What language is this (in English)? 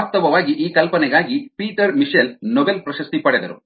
Kannada